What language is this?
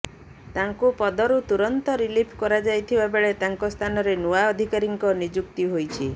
Odia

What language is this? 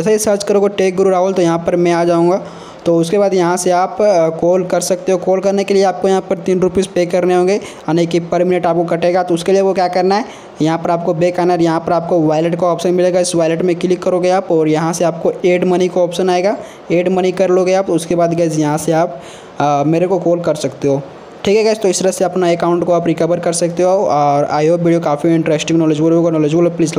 Hindi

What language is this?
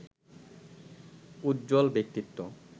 Bangla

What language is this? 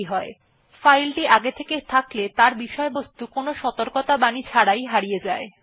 Bangla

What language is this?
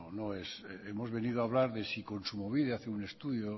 Spanish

